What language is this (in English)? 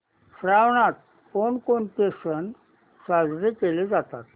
Marathi